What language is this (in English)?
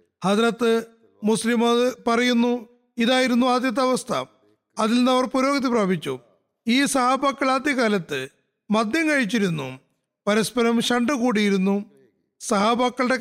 Malayalam